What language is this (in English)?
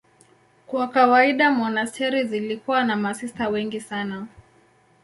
Swahili